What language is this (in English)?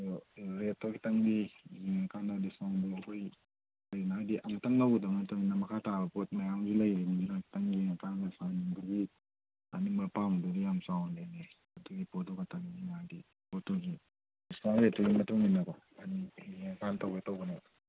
Manipuri